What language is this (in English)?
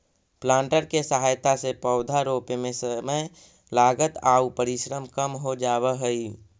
Magahi